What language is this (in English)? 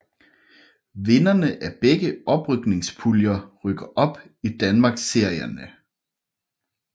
Danish